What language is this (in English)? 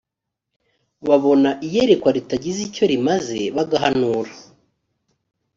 Kinyarwanda